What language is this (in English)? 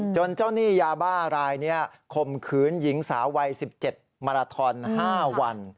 Thai